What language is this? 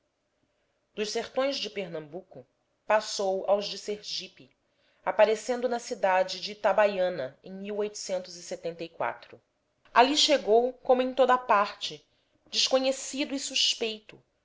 Portuguese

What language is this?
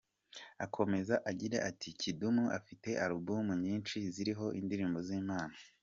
Kinyarwanda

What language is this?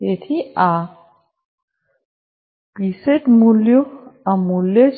Gujarati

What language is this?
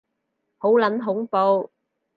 Cantonese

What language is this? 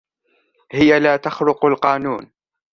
Arabic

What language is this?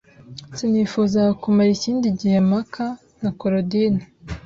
Kinyarwanda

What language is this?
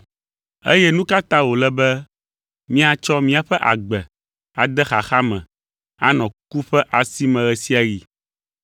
Ewe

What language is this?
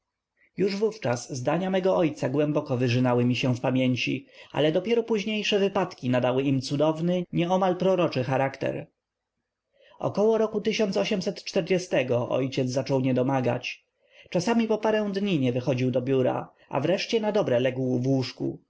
Polish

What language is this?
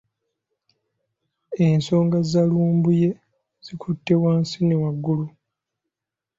Ganda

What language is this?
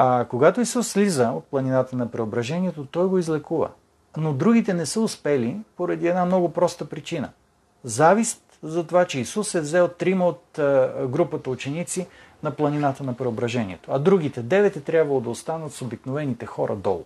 Bulgarian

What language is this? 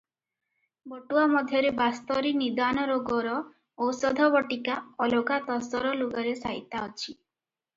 Odia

